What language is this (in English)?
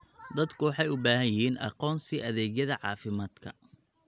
Somali